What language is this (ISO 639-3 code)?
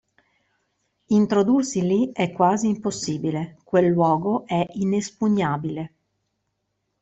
ita